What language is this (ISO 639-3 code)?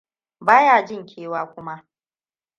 hau